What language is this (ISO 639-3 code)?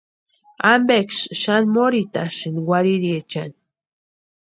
pua